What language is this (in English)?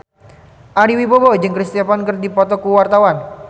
Sundanese